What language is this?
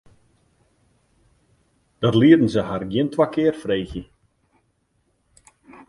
Western Frisian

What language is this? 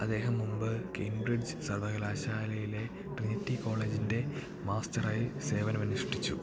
Malayalam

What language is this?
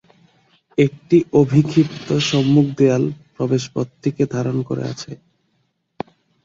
Bangla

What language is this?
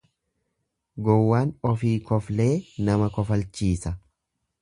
Oromo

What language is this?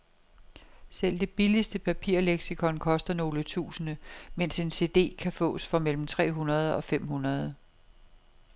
Danish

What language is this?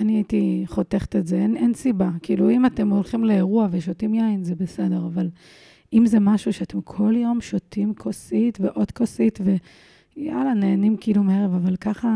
Hebrew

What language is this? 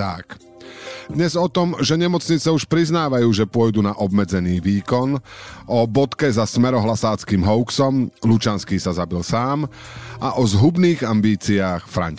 Slovak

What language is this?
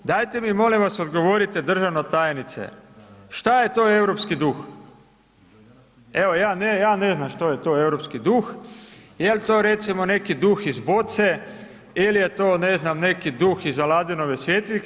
Croatian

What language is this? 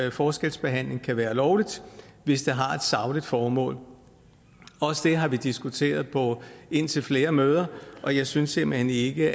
Danish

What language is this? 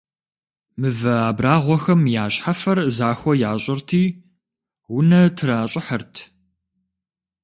Kabardian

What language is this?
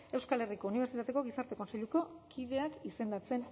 Basque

